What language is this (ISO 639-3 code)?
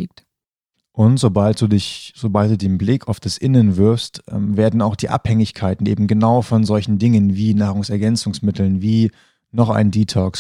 deu